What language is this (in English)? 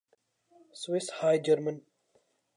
Urdu